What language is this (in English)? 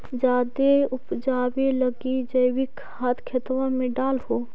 Magahi